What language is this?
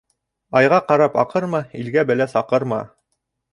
Bashkir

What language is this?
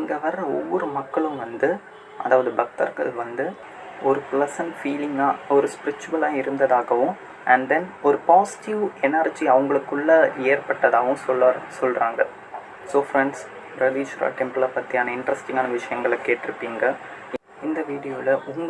English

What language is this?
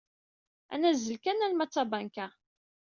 Kabyle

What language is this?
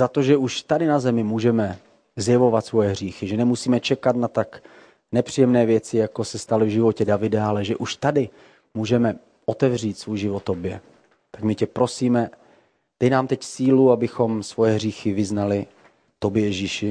Czech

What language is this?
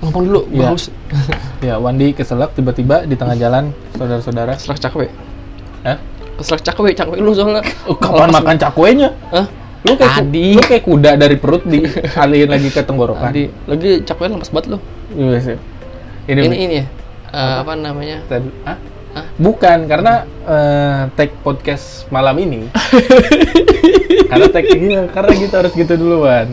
Indonesian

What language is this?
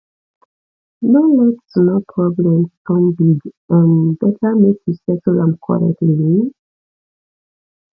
Nigerian Pidgin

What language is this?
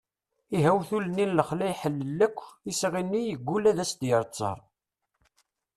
Kabyle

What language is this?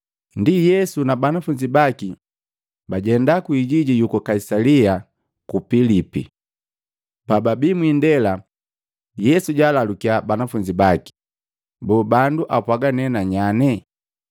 Matengo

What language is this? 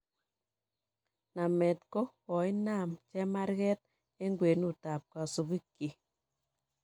Kalenjin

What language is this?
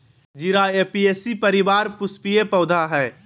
Magahi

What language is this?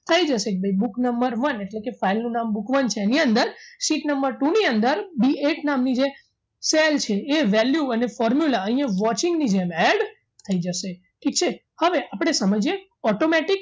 Gujarati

